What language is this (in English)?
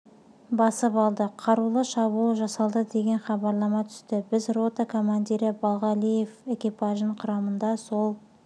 Kazakh